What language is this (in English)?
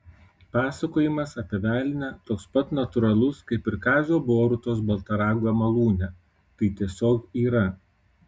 Lithuanian